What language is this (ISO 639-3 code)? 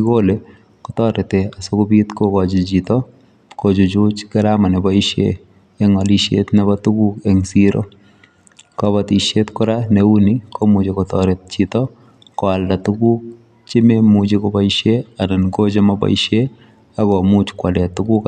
kln